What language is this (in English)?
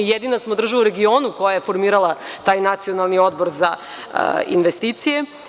Serbian